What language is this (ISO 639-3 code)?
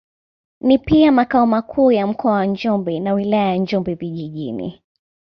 swa